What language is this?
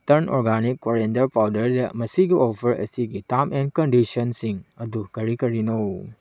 Manipuri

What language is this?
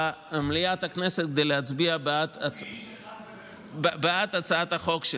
Hebrew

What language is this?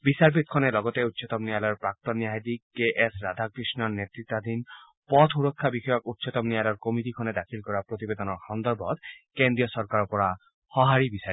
Assamese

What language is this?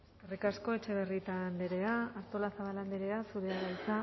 Basque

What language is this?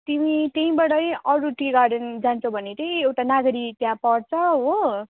Nepali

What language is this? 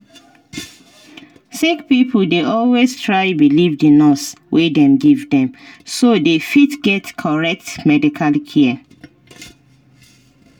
Nigerian Pidgin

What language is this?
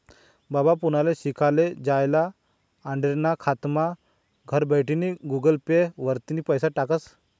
Marathi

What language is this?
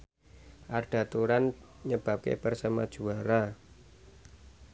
Javanese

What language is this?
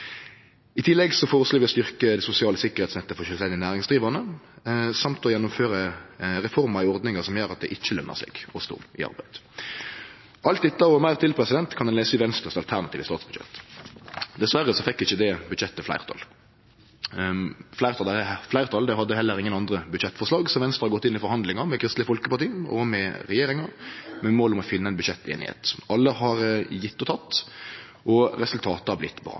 Norwegian Nynorsk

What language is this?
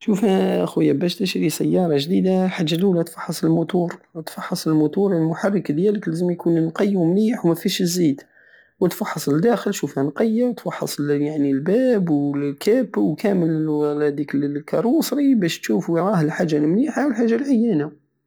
Algerian Saharan Arabic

